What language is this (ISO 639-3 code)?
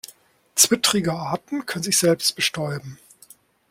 deu